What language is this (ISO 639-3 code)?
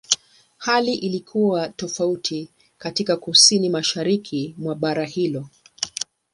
swa